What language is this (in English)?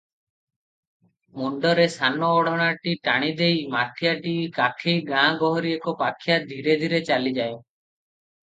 Odia